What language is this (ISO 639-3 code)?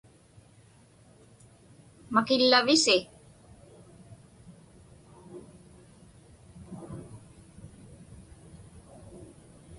ipk